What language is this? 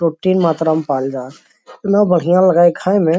Magahi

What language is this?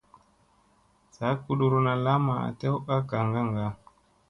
Musey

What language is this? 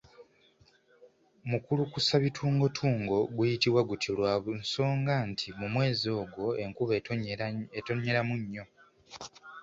Ganda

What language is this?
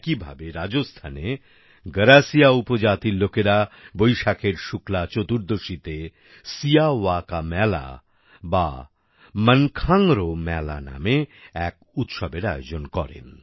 Bangla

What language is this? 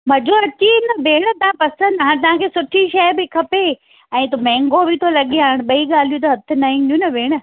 Sindhi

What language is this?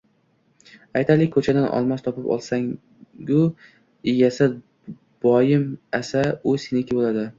Uzbek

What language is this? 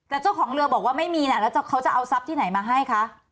Thai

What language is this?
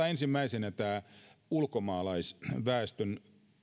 Finnish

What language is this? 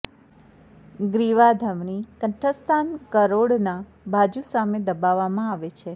Gujarati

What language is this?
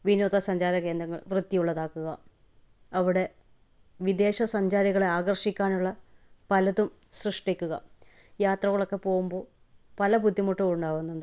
Malayalam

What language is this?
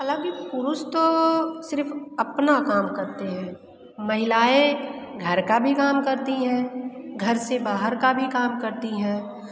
Hindi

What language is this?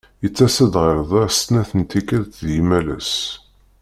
Kabyle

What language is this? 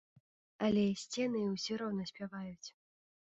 Belarusian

